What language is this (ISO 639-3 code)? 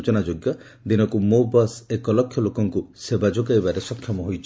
ori